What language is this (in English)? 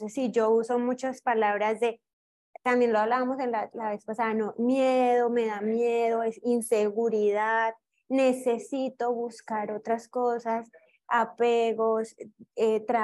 Spanish